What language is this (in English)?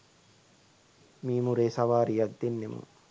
Sinhala